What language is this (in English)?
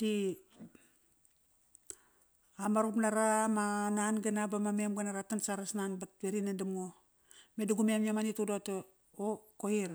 Kairak